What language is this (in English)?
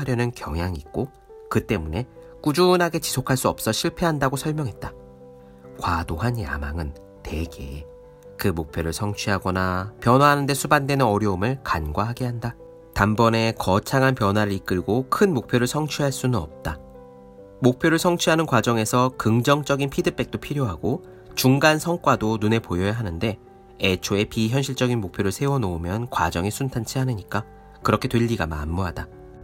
Korean